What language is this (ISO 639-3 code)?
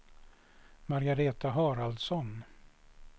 swe